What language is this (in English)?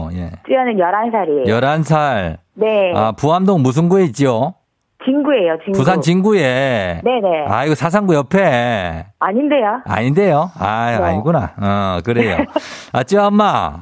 Korean